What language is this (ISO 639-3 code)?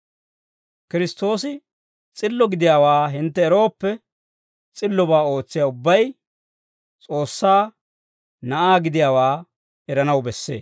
dwr